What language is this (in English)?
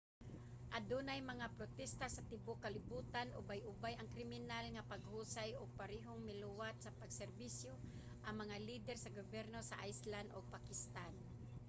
Cebuano